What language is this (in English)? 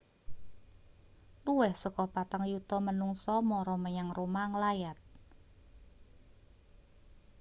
Javanese